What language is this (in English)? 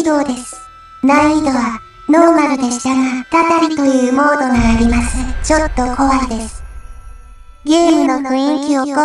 Japanese